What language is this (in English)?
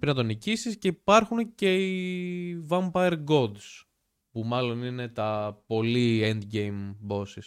Greek